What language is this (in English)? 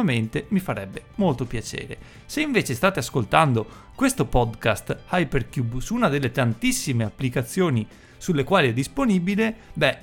Italian